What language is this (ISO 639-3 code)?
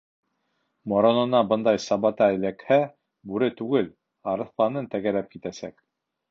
bak